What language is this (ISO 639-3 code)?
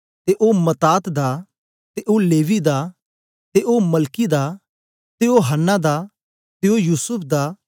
doi